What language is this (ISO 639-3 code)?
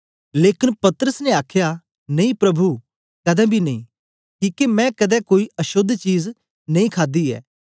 doi